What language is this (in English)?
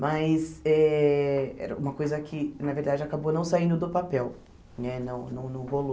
Portuguese